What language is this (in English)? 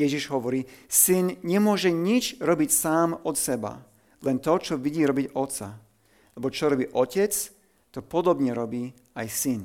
Slovak